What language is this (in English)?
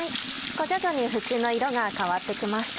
Japanese